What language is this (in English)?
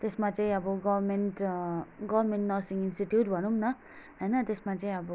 Nepali